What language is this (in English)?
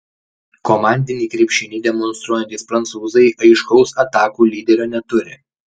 Lithuanian